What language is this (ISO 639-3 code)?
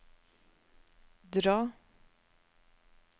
nor